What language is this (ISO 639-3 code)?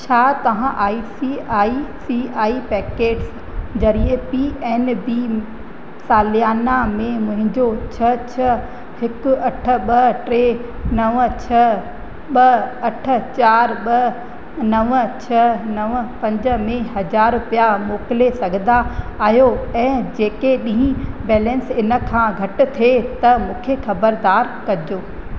snd